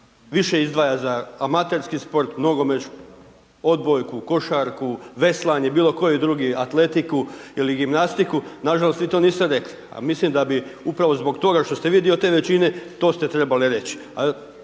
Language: Croatian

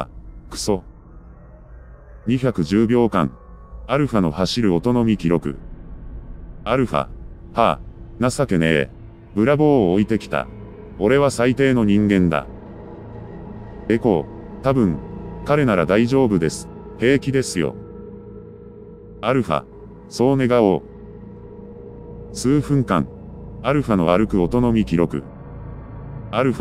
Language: Japanese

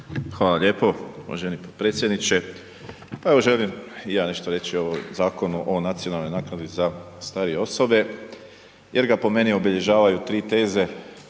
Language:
Croatian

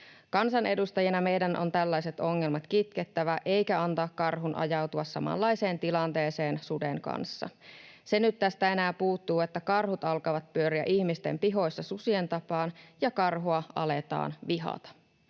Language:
Finnish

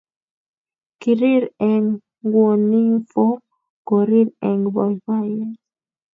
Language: Kalenjin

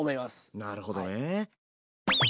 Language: Japanese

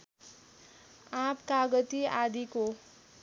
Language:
Nepali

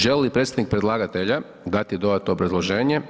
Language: Croatian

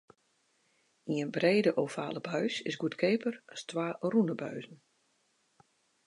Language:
Western Frisian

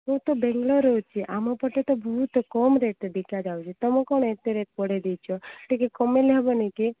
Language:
Odia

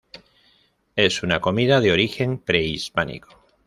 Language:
Spanish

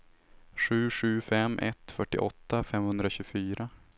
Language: Swedish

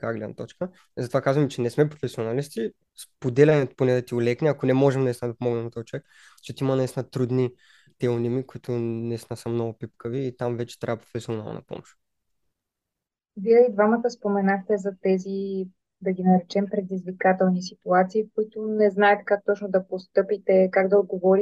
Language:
Bulgarian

